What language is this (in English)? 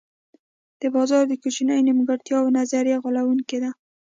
Pashto